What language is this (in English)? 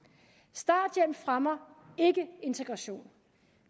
Danish